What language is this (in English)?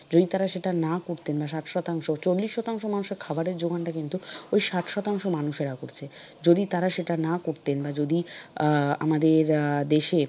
Bangla